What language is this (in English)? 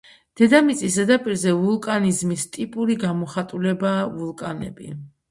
Georgian